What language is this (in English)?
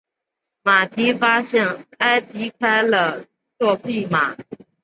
Chinese